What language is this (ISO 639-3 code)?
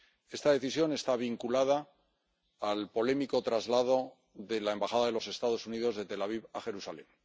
spa